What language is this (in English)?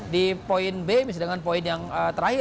Indonesian